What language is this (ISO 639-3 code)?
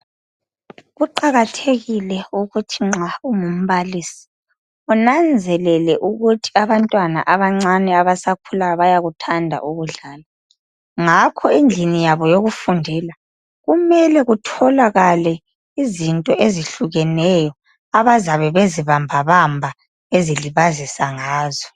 nde